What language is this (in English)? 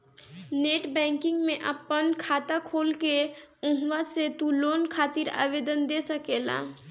Bhojpuri